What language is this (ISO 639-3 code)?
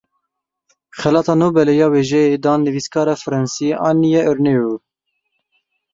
kur